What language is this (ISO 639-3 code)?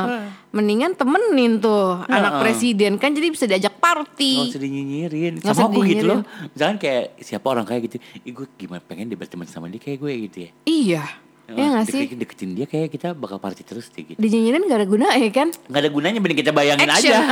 ind